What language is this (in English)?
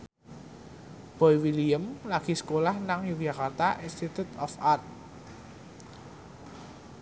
Javanese